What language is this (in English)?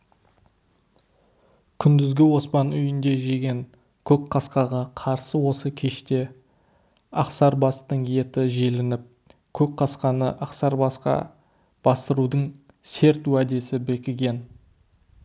Kazakh